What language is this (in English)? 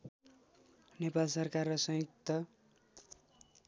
Nepali